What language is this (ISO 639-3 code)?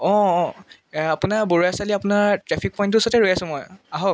asm